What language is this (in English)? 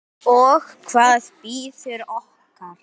Icelandic